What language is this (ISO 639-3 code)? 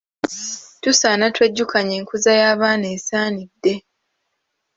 lug